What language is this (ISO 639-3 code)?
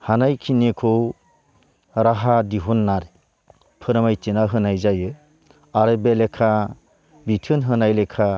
brx